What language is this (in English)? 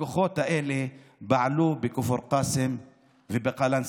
Hebrew